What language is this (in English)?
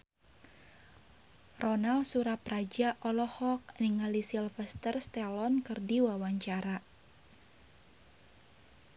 Sundanese